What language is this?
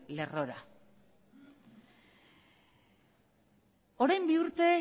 Basque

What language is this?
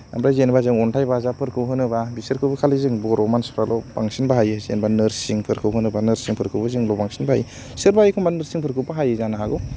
Bodo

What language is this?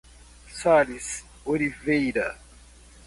Portuguese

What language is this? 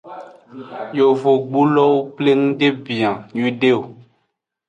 Aja (Benin)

